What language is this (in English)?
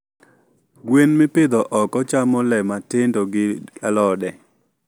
Luo (Kenya and Tanzania)